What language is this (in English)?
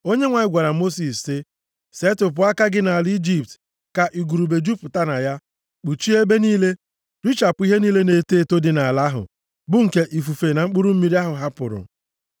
Igbo